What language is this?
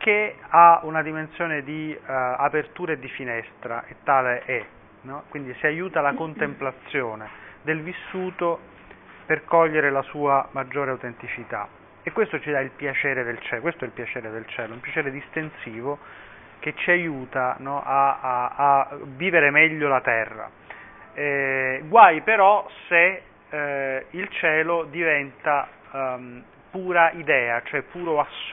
Italian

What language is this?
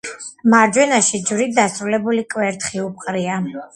Georgian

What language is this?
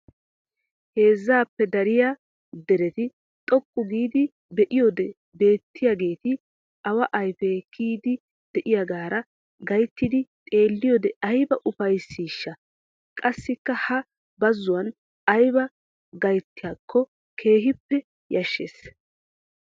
Wolaytta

